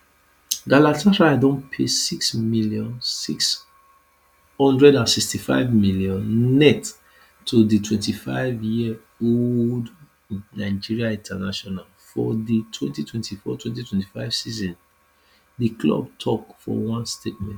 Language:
Nigerian Pidgin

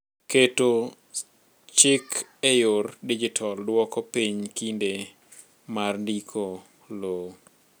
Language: Luo (Kenya and Tanzania)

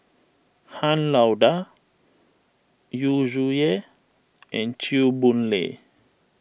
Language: English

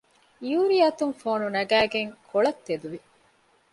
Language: Divehi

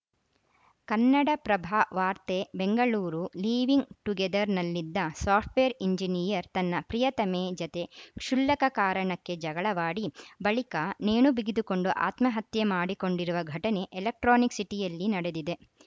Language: Kannada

